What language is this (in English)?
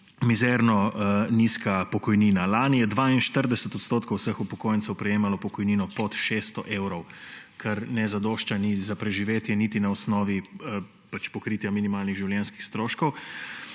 Slovenian